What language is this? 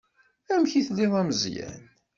Kabyle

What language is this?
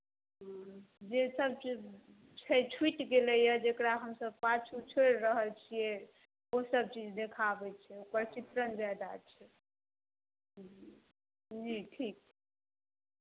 Maithili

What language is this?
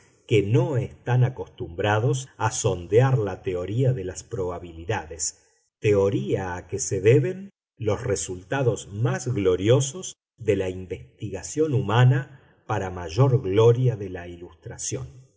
Spanish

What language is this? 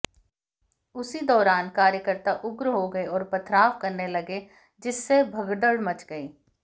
Hindi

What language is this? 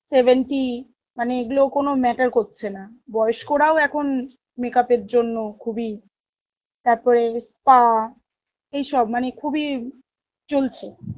Bangla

